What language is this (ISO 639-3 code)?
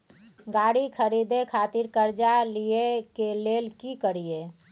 mai